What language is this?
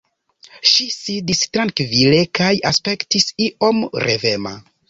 Esperanto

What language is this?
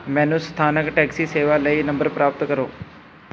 Punjabi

